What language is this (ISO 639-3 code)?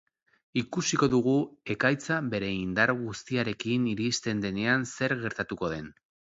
eus